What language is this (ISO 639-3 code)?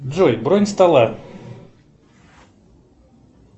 rus